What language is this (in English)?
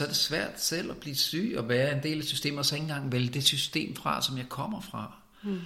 Danish